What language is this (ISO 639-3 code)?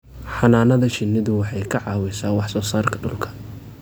som